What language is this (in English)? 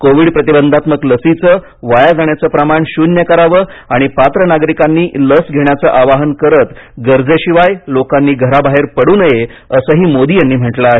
Marathi